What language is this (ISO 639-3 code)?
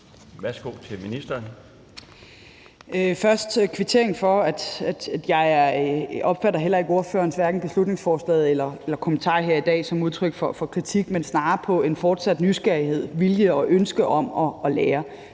dan